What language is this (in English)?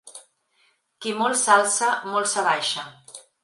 Catalan